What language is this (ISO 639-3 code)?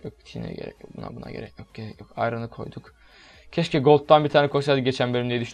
tur